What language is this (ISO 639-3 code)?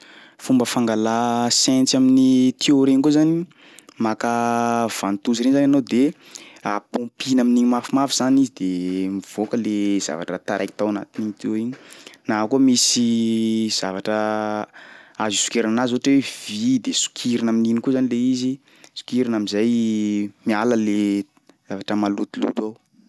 skg